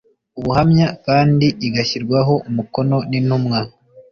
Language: Kinyarwanda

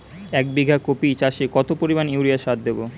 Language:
Bangla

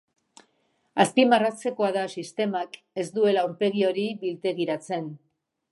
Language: Basque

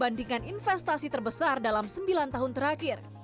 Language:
Indonesian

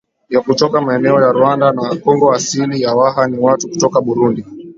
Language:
Swahili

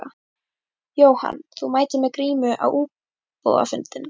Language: Icelandic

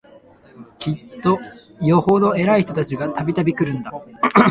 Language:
Japanese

